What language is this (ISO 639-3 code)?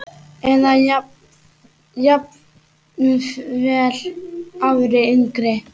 isl